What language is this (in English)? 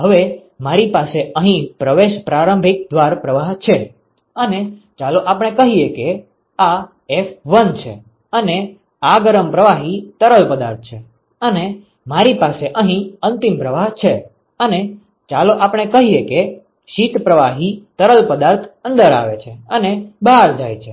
Gujarati